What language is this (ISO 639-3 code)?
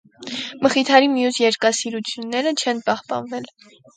hye